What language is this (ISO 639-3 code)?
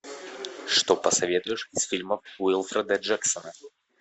rus